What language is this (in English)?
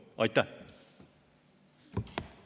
Estonian